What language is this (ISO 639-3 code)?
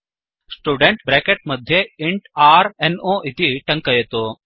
san